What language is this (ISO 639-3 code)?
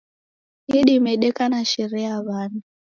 dav